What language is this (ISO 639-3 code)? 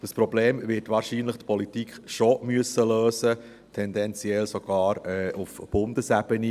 gsw